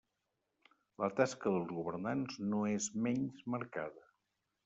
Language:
Catalan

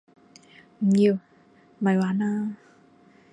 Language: Cantonese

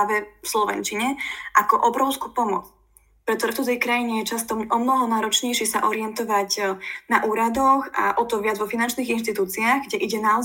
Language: Slovak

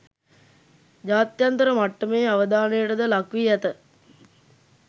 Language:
Sinhala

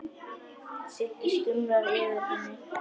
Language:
Icelandic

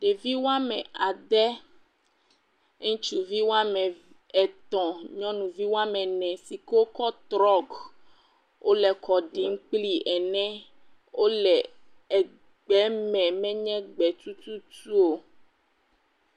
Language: Ewe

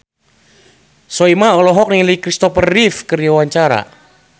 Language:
Sundanese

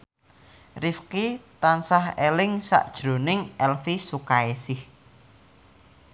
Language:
Javanese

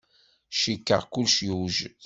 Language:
Kabyle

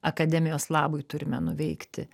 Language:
Lithuanian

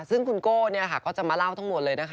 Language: Thai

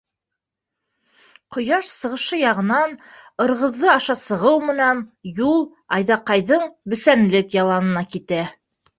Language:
Bashkir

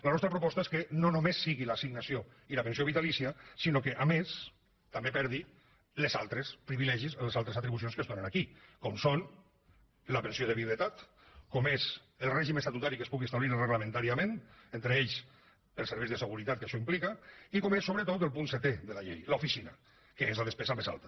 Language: Catalan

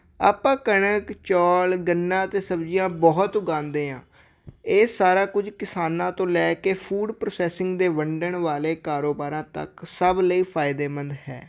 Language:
Punjabi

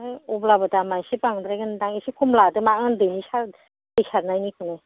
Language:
Bodo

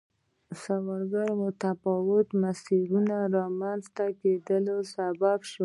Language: Pashto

